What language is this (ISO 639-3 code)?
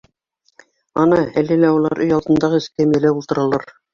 bak